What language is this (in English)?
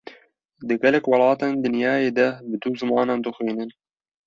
Kurdish